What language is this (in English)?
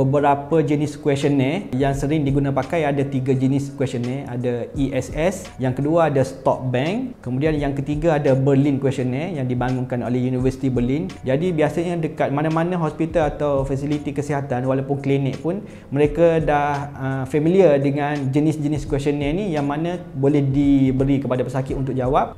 Malay